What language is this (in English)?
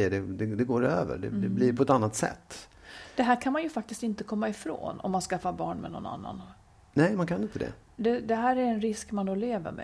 Swedish